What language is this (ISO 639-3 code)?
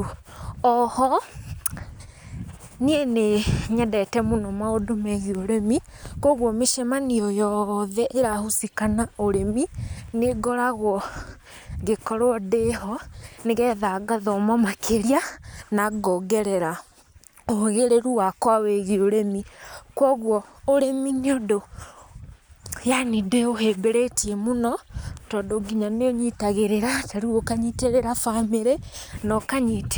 kik